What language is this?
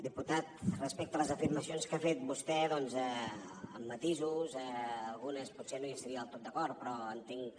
Catalan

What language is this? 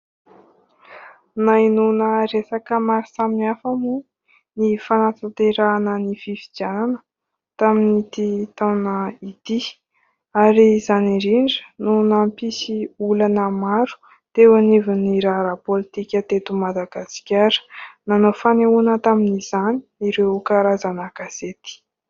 Malagasy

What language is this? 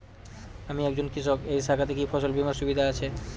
Bangla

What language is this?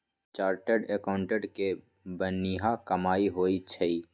Magahi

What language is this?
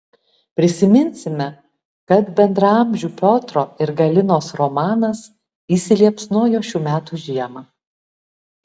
Lithuanian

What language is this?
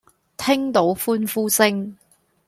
Cantonese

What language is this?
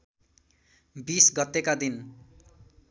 Nepali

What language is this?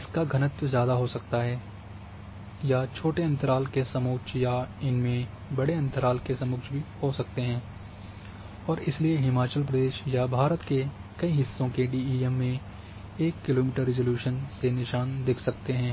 Hindi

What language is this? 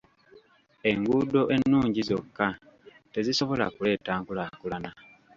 Ganda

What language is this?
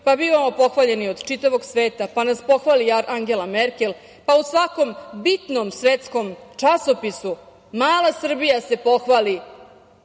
Serbian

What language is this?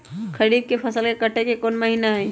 Magahi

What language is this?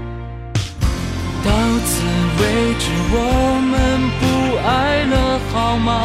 Chinese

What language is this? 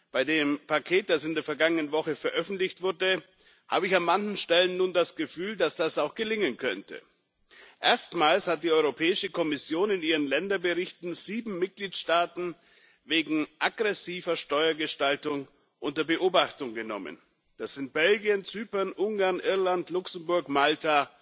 German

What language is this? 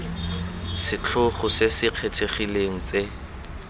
Tswana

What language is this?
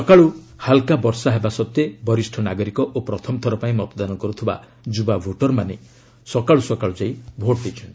Odia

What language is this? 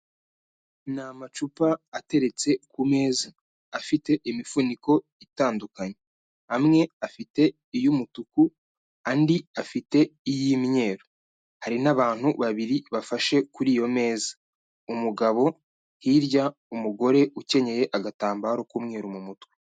Kinyarwanda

